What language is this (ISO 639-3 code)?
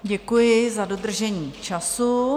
ces